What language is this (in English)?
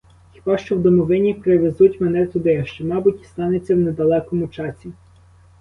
Ukrainian